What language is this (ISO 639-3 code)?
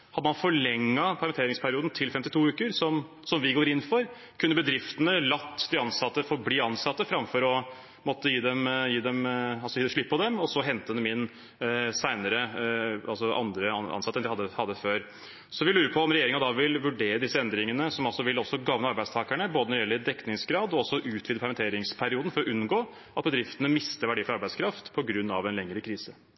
nob